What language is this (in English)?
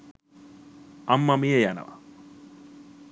Sinhala